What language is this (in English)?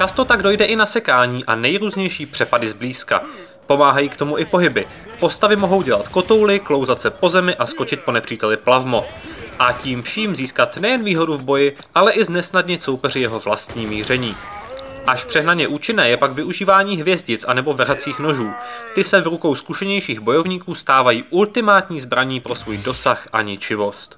Czech